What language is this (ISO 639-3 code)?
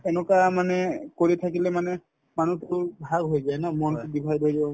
asm